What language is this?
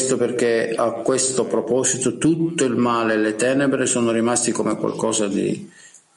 Italian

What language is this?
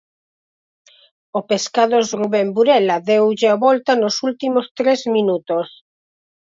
Galician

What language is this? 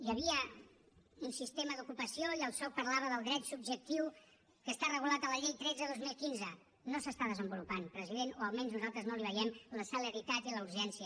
Catalan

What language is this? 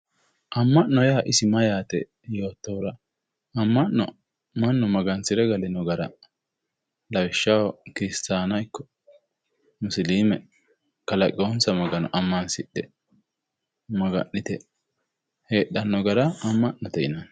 Sidamo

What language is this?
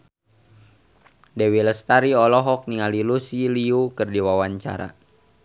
Sundanese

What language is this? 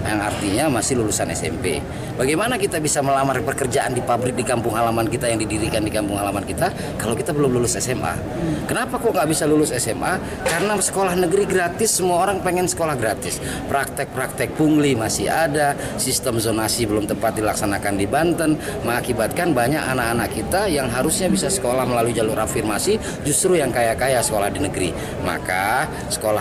Indonesian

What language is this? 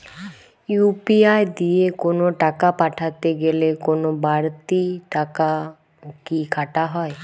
Bangla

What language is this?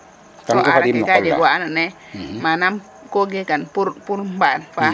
Serer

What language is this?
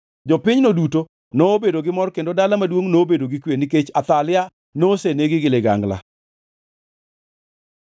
Luo (Kenya and Tanzania)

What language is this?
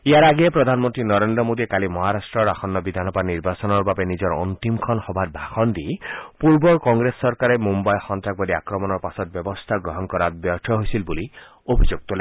Assamese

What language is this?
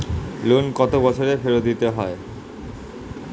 Bangla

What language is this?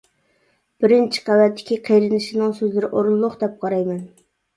Uyghur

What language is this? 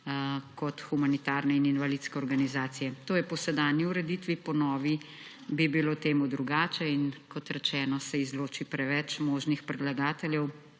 Slovenian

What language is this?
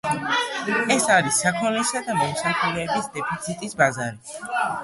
Georgian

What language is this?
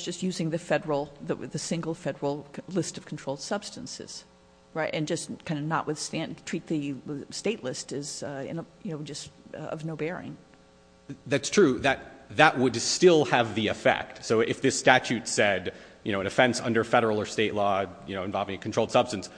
English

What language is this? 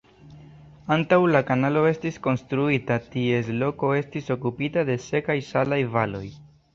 Esperanto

